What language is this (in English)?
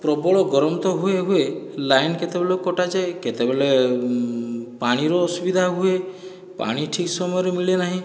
Odia